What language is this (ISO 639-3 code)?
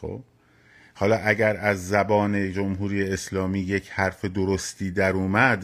fas